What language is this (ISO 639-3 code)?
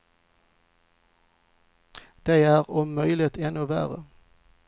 swe